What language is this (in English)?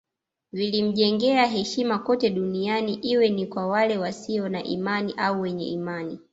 Swahili